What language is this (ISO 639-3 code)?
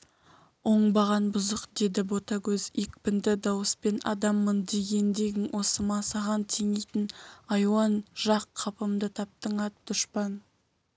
kaz